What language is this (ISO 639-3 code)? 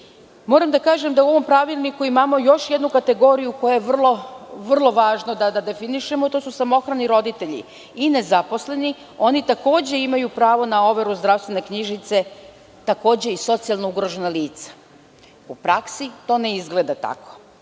srp